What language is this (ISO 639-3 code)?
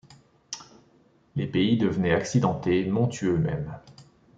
fra